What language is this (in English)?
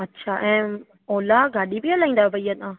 Sindhi